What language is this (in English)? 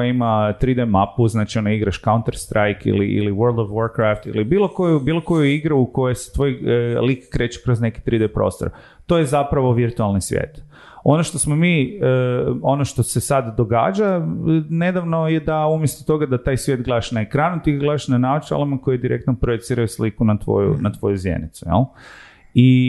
Croatian